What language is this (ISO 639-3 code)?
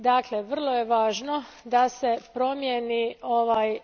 hrv